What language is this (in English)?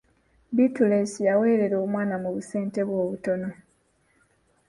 Ganda